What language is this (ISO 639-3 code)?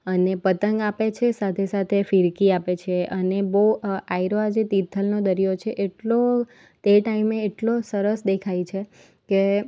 guj